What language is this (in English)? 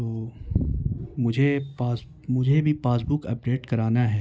Urdu